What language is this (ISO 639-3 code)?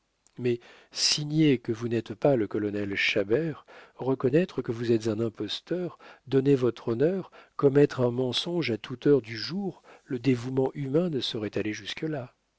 fra